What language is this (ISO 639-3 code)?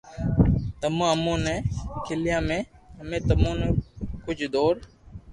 lrk